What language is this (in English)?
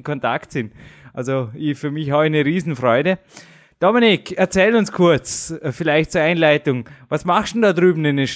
German